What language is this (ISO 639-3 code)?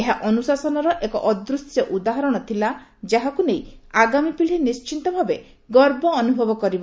ori